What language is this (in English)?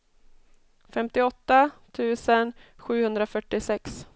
Swedish